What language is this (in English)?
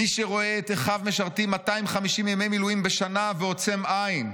Hebrew